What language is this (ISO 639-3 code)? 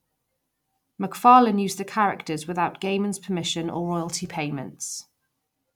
eng